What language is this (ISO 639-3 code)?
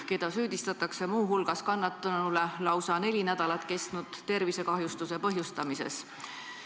est